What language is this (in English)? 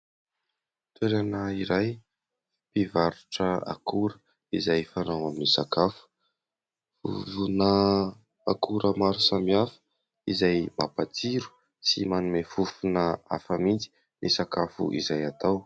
Malagasy